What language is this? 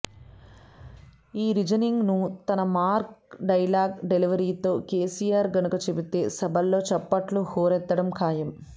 Telugu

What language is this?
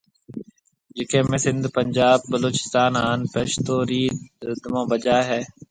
Marwari (Pakistan)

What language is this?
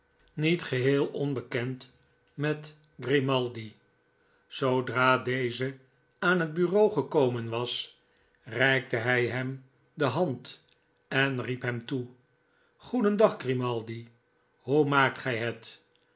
Dutch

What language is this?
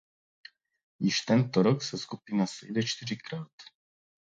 Czech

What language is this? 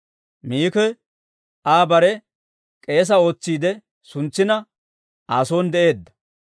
Dawro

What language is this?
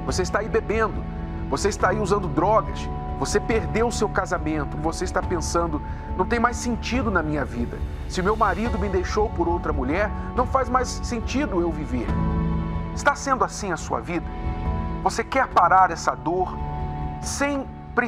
Portuguese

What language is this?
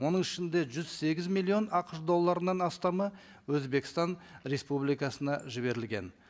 Kazakh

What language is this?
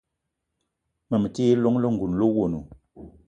Eton (Cameroon)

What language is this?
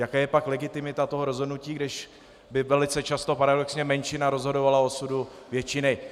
Czech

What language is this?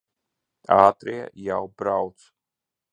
Latvian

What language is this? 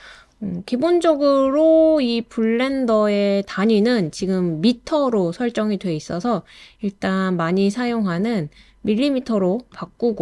Korean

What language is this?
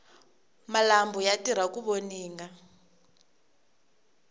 Tsonga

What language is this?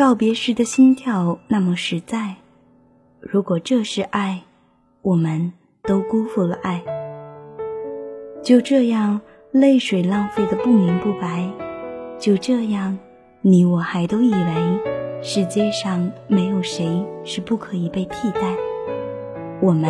Chinese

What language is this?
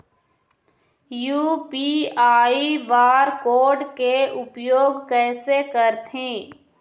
Chhattisgarhi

